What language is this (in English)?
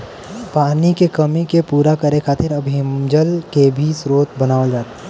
Bhojpuri